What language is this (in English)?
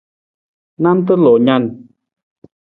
Nawdm